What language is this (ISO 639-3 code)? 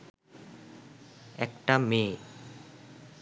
ben